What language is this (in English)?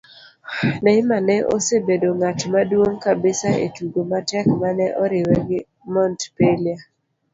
Luo (Kenya and Tanzania)